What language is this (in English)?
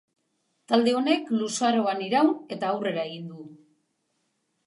Basque